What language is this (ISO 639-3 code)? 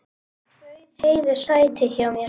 isl